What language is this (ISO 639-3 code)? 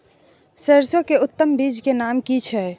mai